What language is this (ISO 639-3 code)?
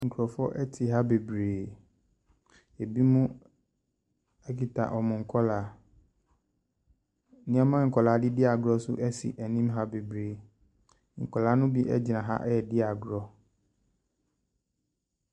aka